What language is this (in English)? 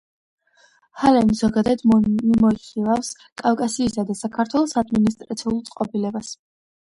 Georgian